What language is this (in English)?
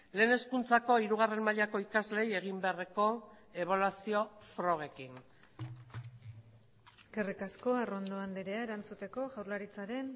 Basque